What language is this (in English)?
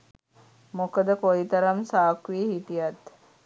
Sinhala